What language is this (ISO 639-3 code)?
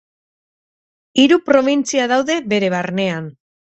eus